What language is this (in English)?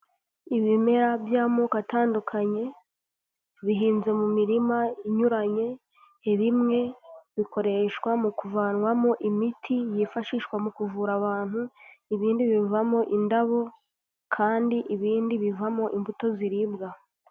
Kinyarwanda